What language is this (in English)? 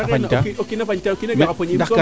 Serer